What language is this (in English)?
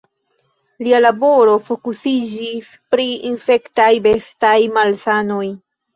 Esperanto